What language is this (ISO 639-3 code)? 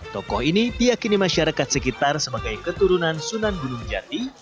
ind